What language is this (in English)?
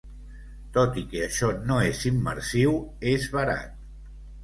Catalan